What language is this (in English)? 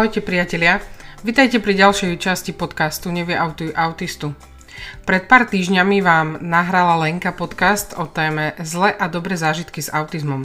Slovak